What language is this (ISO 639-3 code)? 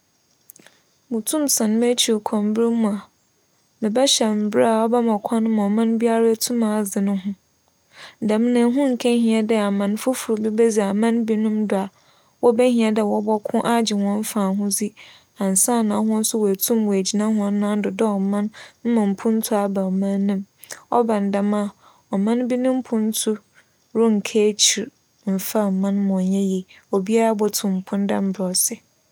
aka